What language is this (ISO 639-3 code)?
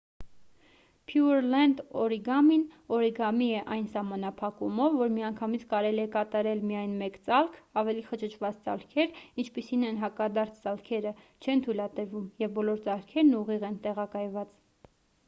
hye